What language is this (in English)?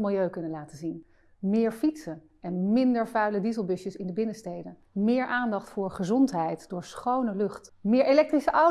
Dutch